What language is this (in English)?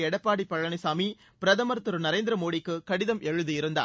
Tamil